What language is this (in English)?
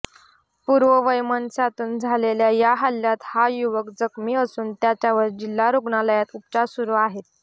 Marathi